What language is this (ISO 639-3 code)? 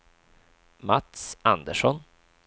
swe